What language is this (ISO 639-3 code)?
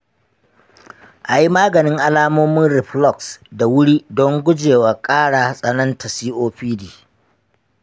hau